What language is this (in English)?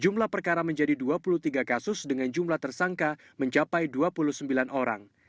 Indonesian